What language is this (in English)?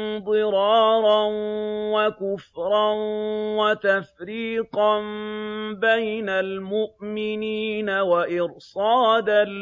Arabic